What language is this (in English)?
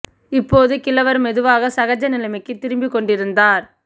Tamil